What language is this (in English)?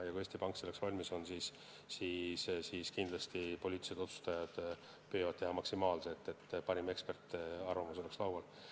Estonian